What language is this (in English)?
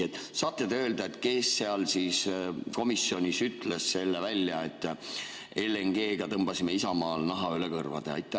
Estonian